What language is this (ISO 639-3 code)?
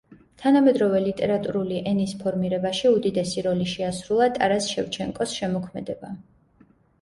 kat